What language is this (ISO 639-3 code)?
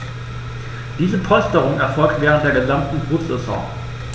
deu